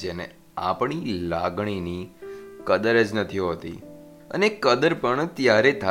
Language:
Hindi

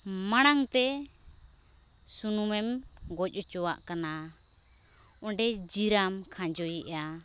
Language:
Santali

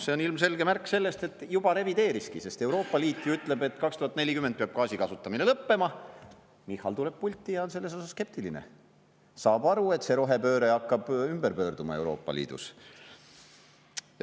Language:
Estonian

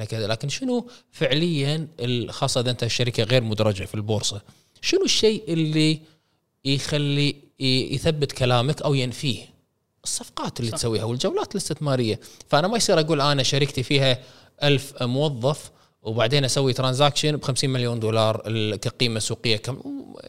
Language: Arabic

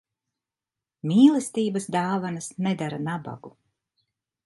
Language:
Latvian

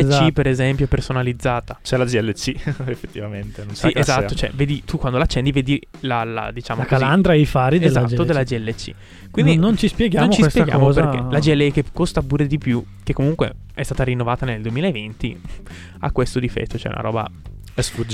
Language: Italian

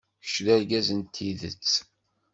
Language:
Kabyle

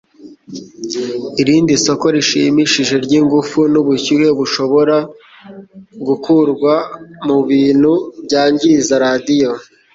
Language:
Kinyarwanda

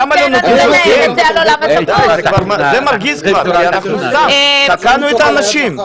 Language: Hebrew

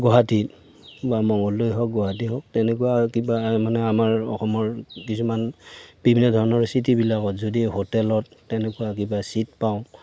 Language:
Assamese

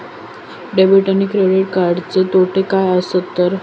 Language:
Marathi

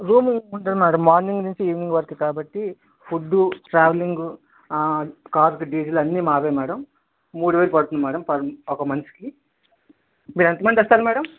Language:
Telugu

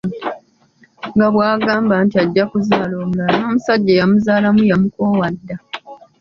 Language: Ganda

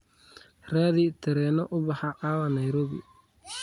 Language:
Somali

